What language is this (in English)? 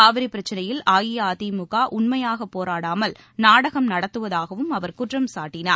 Tamil